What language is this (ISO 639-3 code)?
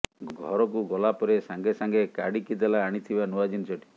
ori